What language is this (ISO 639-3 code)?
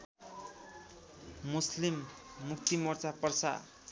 nep